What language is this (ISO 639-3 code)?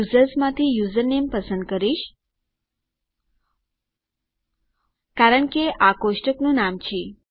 guj